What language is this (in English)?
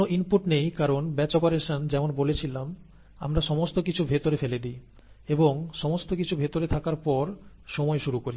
Bangla